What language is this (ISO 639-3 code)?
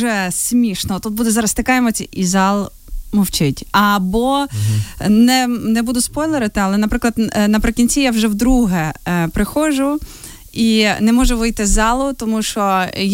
ukr